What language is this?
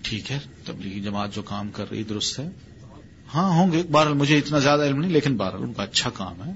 Urdu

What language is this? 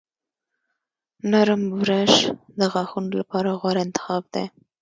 Pashto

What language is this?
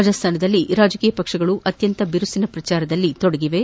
Kannada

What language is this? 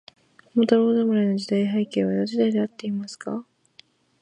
Japanese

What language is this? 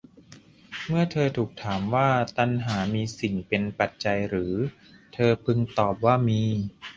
Thai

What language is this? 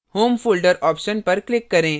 Hindi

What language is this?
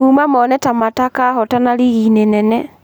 Kikuyu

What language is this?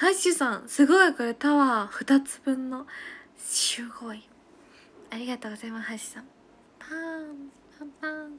Japanese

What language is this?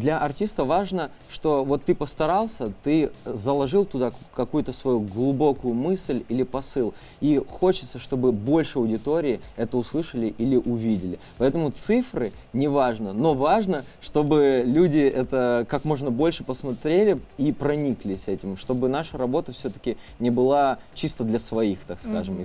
Russian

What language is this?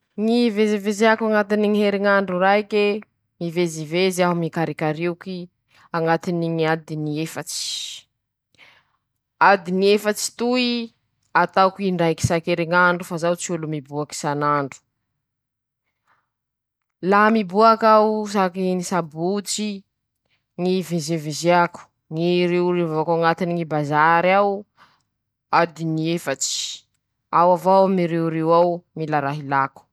Masikoro Malagasy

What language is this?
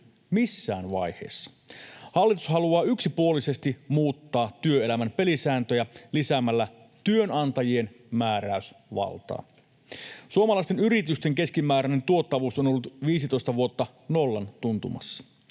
Finnish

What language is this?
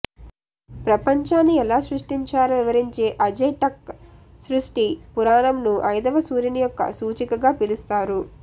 Telugu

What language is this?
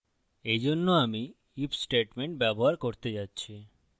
Bangla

